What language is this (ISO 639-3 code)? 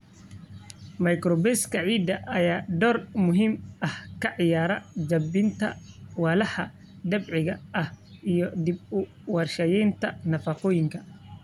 som